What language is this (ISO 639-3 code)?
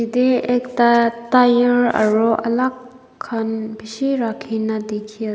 nag